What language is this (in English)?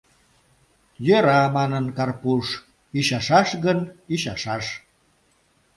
Mari